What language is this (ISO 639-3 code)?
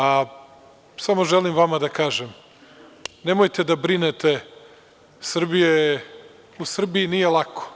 srp